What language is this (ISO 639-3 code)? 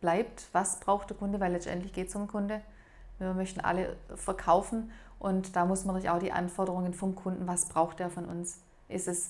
deu